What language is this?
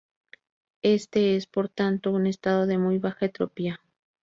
Spanish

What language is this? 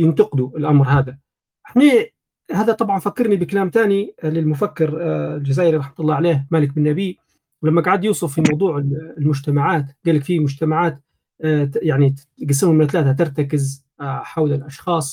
Arabic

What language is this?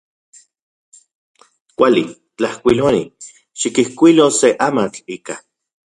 Central Puebla Nahuatl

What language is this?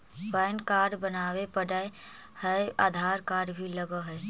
Magahi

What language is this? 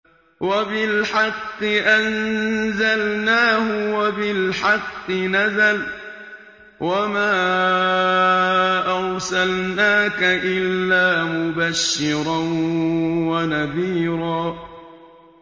Arabic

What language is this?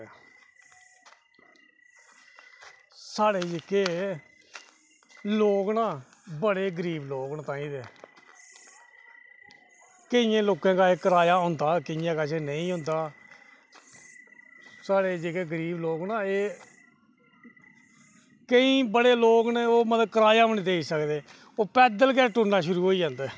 Dogri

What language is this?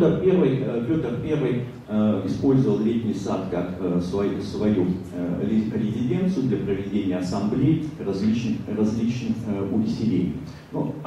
Russian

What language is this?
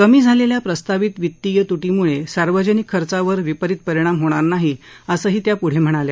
Marathi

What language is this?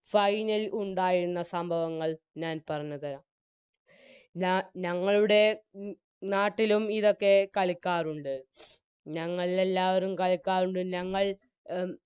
Malayalam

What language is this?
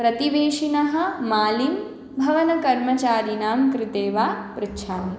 Sanskrit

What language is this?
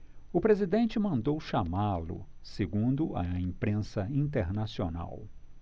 Portuguese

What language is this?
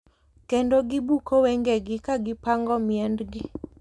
Luo (Kenya and Tanzania)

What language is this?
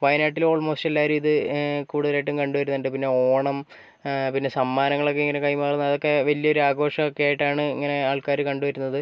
Malayalam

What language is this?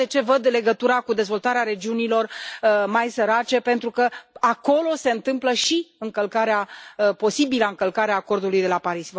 Romanian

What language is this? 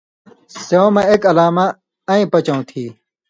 Indus Kohistani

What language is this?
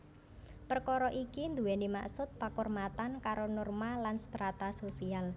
Javanese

